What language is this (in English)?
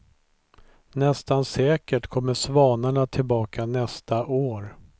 Swedish